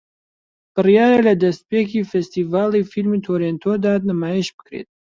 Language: Central Kurdish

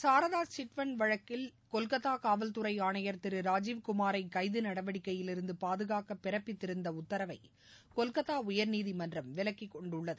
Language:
Tamil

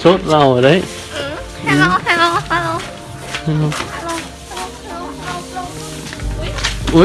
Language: Vietnamese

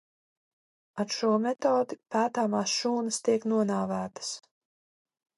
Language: Latvian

